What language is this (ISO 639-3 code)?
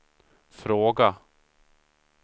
swe